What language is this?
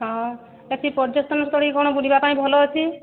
Odia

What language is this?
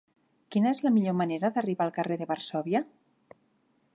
Catalan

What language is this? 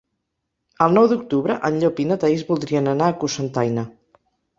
Catalan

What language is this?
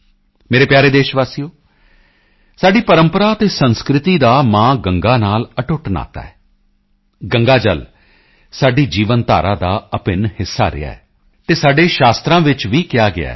Punjabi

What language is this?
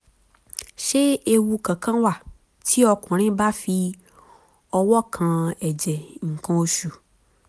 Yoruba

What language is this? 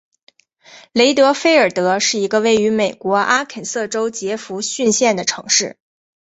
Chinese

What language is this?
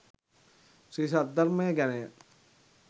Sinhala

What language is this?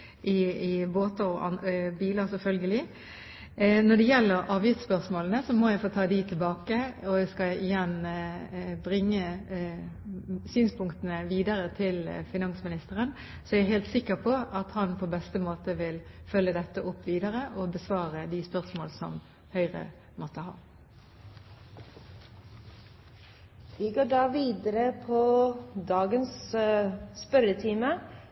Norwegian Bokmål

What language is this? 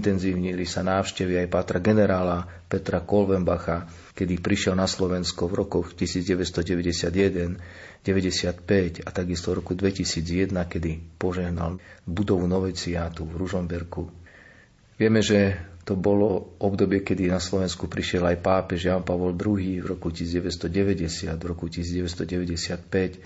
Slovak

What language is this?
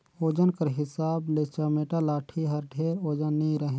Chhattisgarhi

